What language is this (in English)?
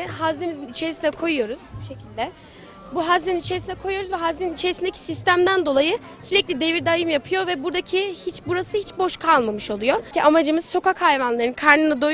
Turkish